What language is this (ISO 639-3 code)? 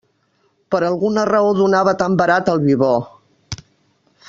cat